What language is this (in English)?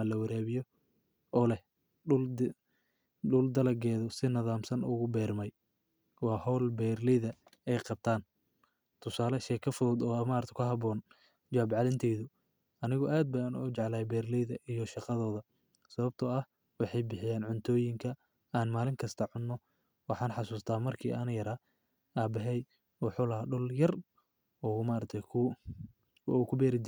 Somali